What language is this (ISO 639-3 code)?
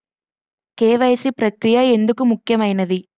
tel